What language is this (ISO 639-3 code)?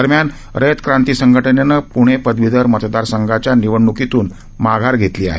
mar